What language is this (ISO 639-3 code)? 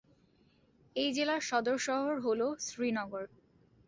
ben